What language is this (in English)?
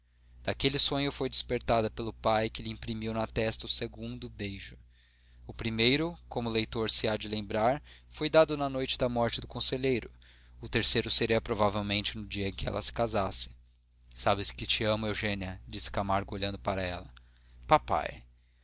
Portuguese